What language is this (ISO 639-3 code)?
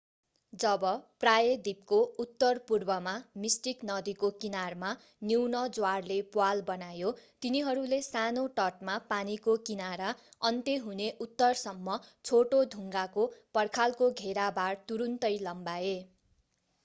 nep